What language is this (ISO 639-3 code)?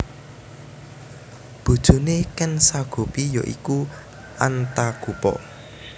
jav